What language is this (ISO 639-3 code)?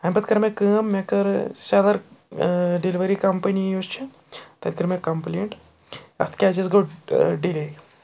kas